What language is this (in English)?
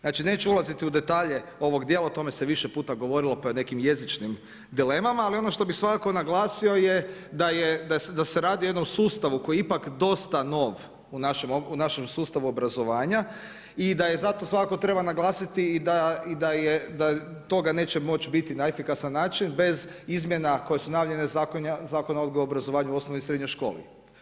Croatian